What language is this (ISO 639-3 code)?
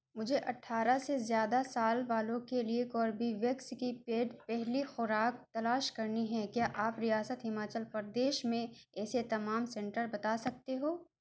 urd